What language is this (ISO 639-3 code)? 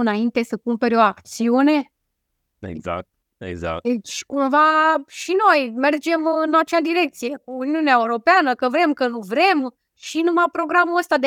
ron